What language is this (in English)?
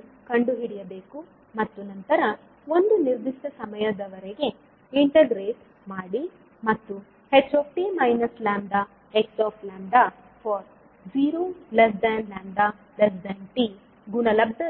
Kannada